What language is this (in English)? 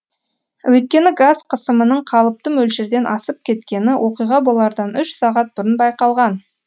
Kazakh